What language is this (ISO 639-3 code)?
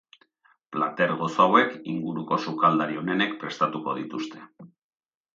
eus